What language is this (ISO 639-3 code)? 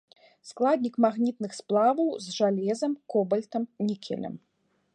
bel